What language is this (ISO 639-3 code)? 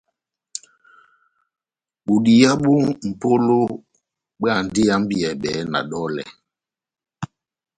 bnm